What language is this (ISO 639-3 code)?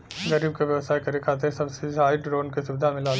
bho